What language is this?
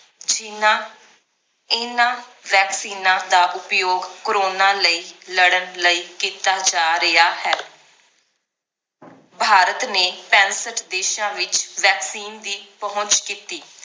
Punjabi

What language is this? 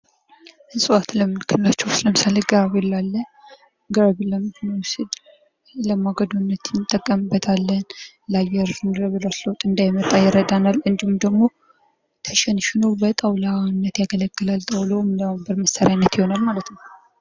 Amharic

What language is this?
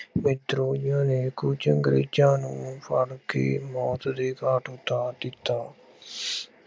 Punjabi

